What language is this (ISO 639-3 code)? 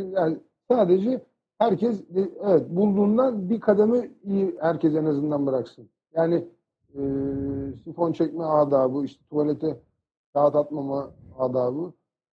tur